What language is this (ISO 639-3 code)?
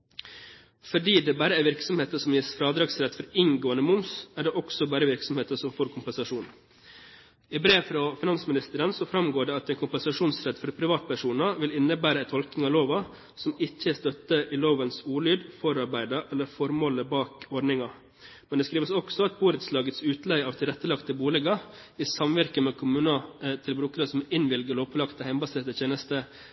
nob